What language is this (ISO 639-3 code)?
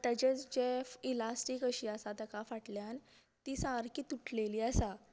kok